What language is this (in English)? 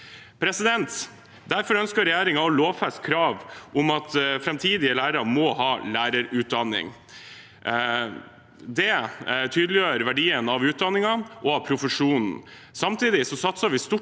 Norwegian